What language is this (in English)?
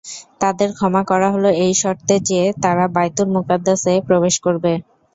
Bangla